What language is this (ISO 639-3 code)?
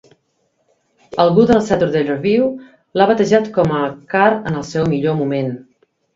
cat